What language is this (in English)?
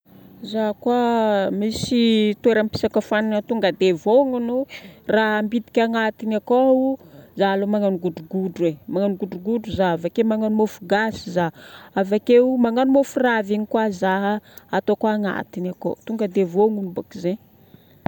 Northern Betsimisaraka Malagasy